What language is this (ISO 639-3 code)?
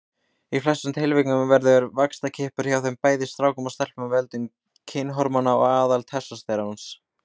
isl